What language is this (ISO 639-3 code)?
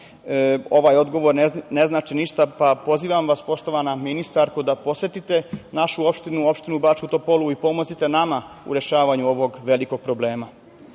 srp